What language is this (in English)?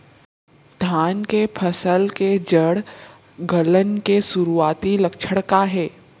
Chhattisgarhi